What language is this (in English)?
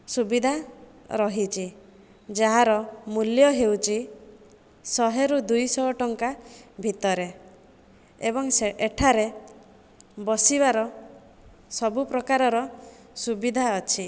Odia